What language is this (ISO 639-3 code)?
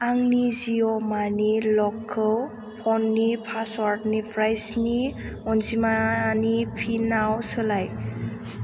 brx